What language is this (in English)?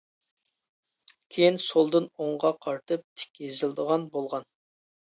Uyghur